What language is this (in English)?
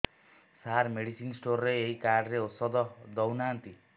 Odia